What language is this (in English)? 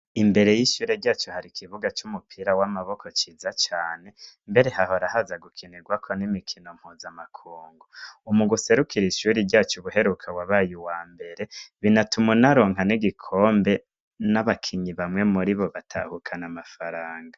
Rundi